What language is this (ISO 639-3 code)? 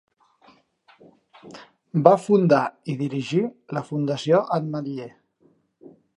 cat